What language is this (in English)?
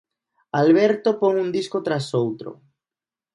Galician